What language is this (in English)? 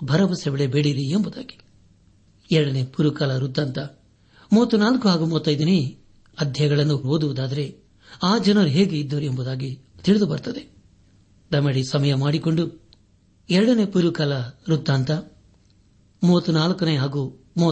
Kannada